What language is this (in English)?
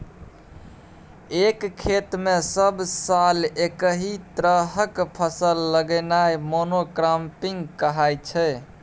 Maithili